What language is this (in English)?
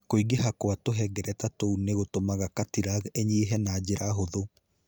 Kikuyu